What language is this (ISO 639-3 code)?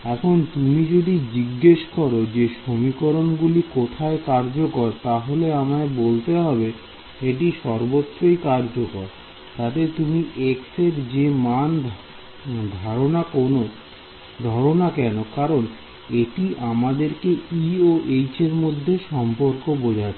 ben